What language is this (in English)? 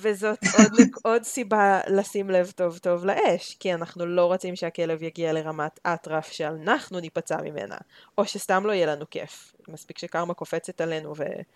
Hebrew